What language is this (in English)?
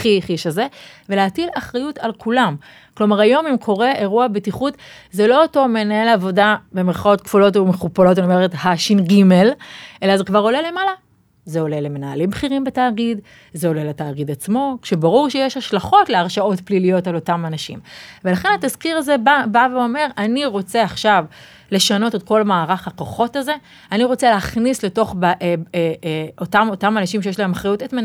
Hebrew